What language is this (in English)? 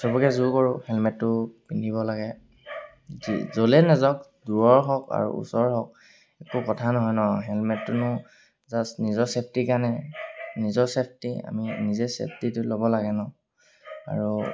Assamese